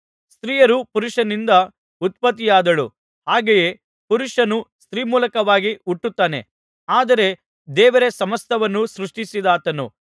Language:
Kannada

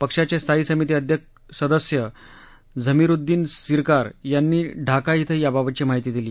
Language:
Marathi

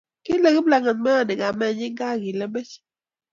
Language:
Kalenjin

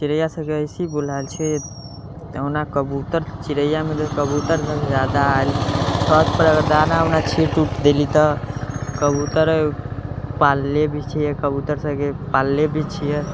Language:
Maithili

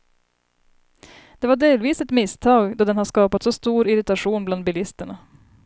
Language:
Swedish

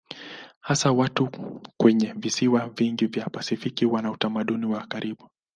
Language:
Swahili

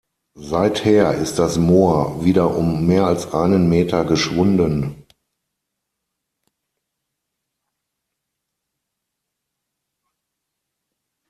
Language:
German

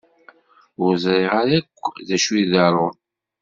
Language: Kabyle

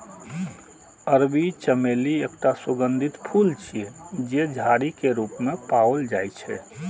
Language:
Maithili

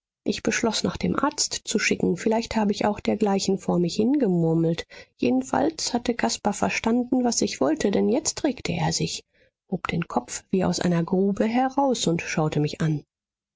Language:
German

